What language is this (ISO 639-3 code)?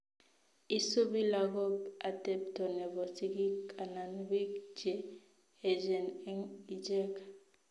kln